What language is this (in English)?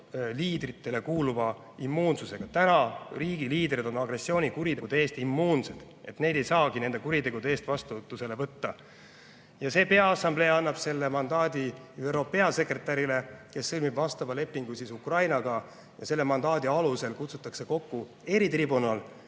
Estonian